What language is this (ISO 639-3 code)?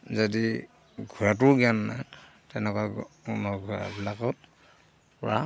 asm